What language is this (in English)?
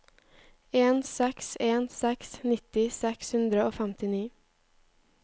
Norwegian